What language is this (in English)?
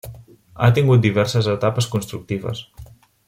Catalan